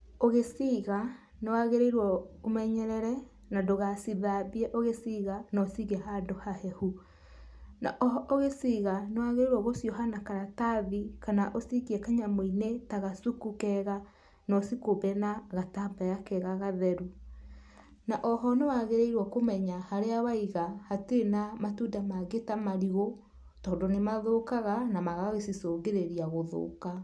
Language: Kikuyu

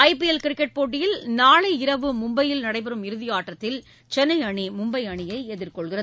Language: Tamil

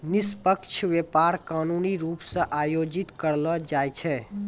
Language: Maithili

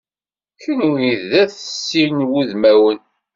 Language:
Kabyle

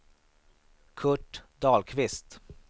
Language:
Swedish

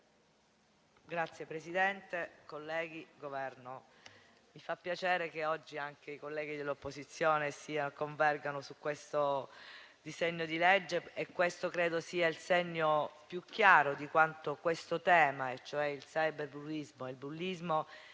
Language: Italian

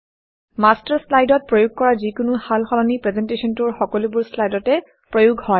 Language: Assamese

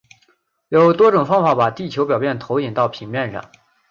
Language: Chinese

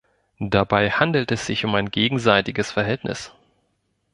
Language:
German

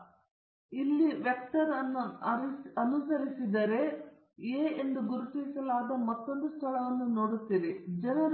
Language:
Kannada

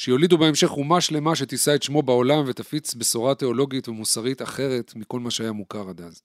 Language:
Hebrew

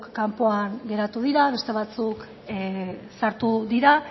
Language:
Basque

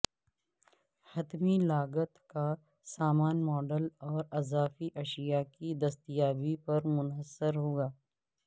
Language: Urdu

